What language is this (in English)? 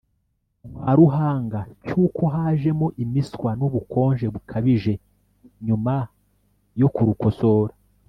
Kinyarwanda